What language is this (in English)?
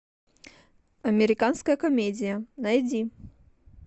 Russian